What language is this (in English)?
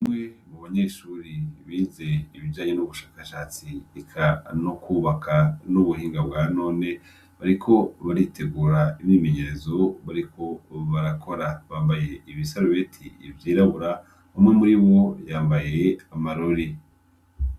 Rundi